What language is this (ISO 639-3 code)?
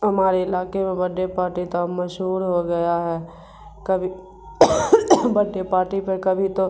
urd